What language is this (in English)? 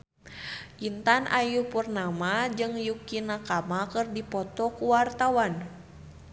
Sundanese